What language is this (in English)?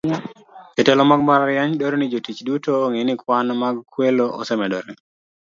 Luo (Kenya and Tanzania)